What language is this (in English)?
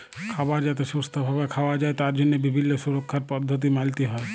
Bangla